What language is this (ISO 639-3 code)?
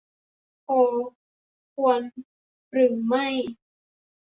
tha